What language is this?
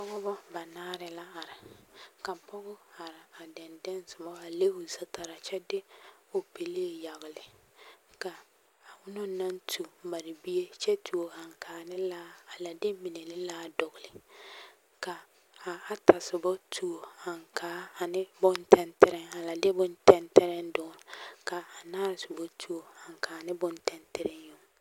Southern Dagaare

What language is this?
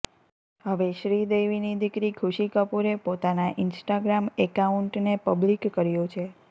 Gujarati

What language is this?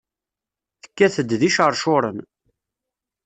Kabyle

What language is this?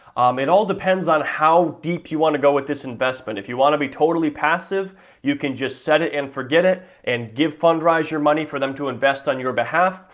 English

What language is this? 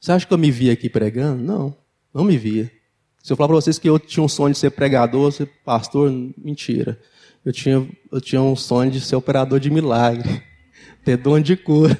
Portuguese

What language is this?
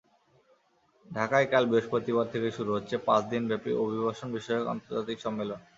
Bangla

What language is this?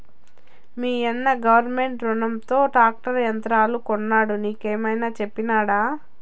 Telugu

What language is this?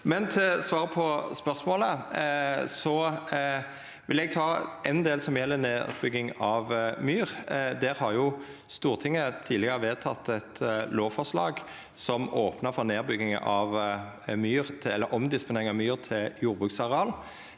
Norwegian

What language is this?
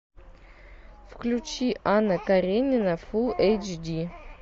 Russian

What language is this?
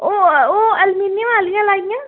Dogri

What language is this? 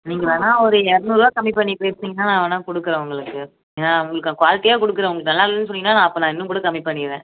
Tamil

